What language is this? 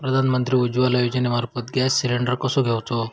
Marathi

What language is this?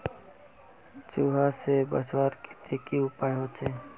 Magahi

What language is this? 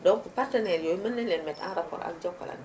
Wolof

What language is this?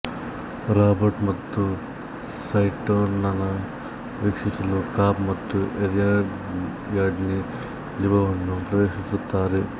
Kannada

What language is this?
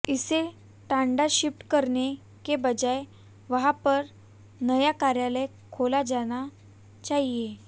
Hindi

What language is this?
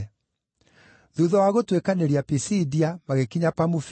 Kikuyu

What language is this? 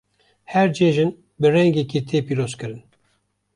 Kurdish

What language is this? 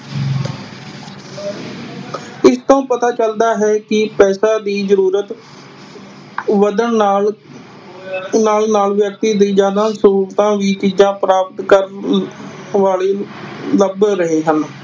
Punjabi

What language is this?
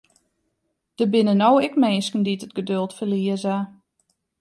Western Frisian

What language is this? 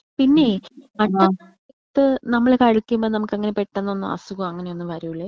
Malayalam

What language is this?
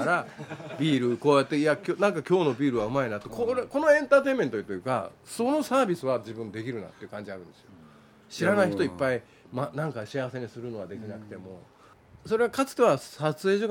Japanese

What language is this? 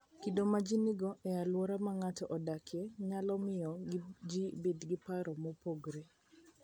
Luo (Kenya and Tanzania)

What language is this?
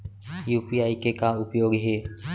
Chhattisgarhi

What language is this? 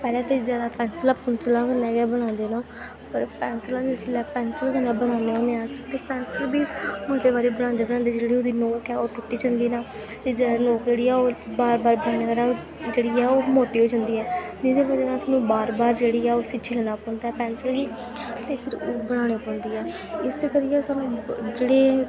Dogri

